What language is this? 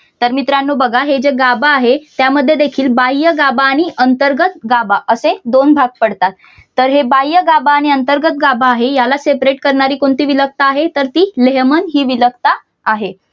Marathi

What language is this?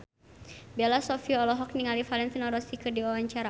Sundanese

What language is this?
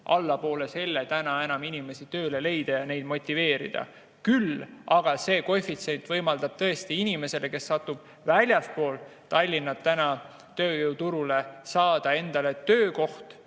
Estonian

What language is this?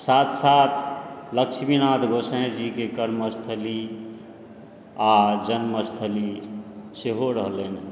Maithili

